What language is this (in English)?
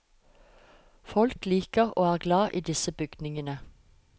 Norwegian